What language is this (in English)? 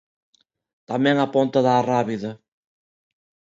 Galician